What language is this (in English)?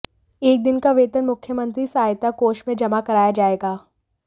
Hindi